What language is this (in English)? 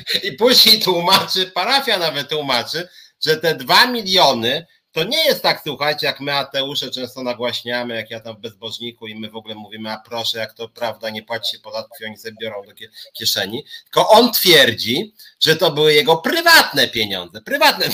Polish